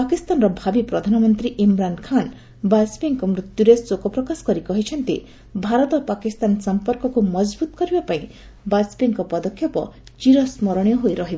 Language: Odia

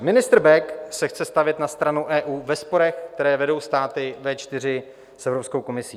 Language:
Czech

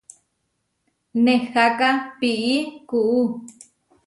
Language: Huarijio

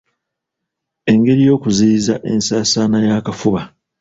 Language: Ganda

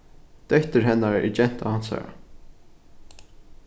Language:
Faroese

